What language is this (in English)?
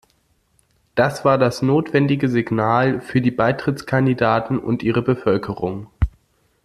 German